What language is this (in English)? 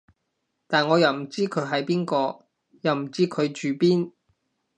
Cantonese